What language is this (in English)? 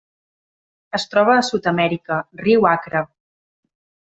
Catalan